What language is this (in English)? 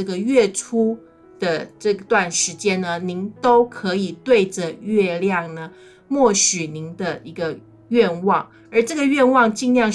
Chinese